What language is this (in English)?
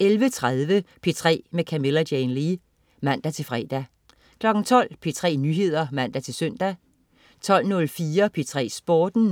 Danish